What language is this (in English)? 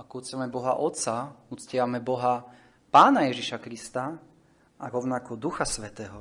Slovak